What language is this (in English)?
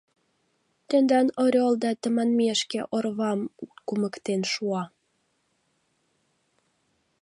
Mari